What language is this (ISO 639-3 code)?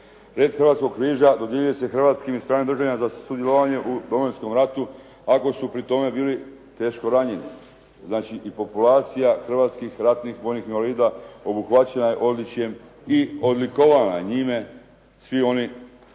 hrv